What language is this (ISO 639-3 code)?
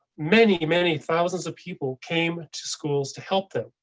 eng